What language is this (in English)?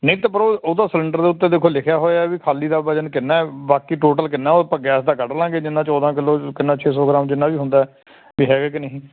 Punjabi